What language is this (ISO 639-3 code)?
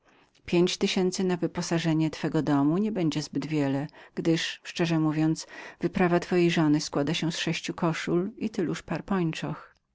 pol